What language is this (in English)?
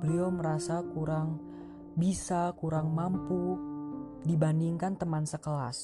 Indonesian